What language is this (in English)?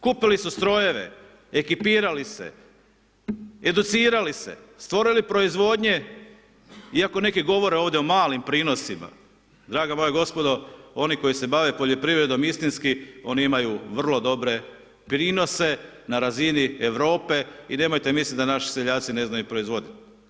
Croatian